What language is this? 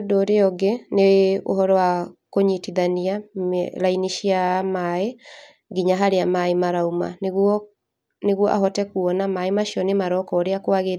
Kikuyu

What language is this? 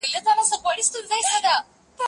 Pashto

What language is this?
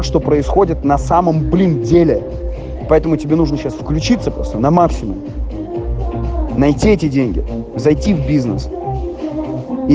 Russian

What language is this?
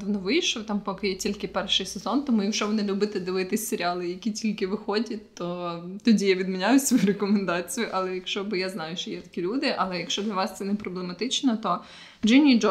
Ukrainian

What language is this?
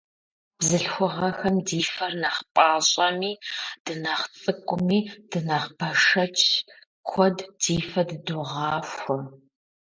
Kabardian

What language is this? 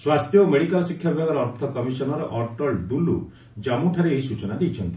Odia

